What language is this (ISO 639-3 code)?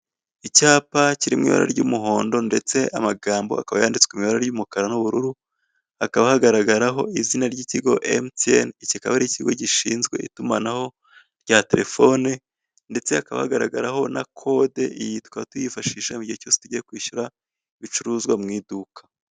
kin